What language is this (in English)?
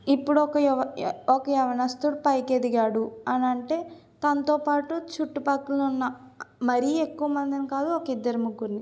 Telugu